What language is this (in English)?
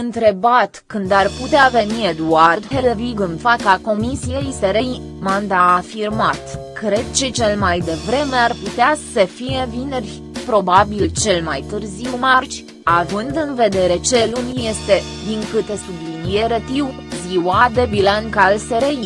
Romanian